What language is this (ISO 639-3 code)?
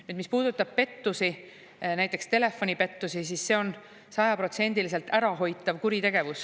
est